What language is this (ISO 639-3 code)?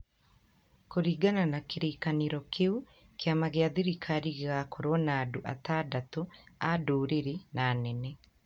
kik